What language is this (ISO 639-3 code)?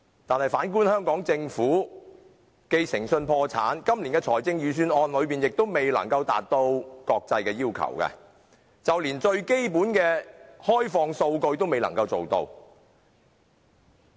yue